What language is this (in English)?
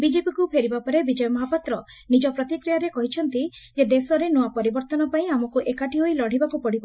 Odia